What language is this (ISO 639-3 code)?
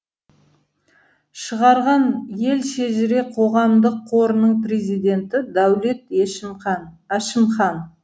kaz